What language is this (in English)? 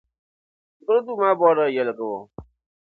Dagbani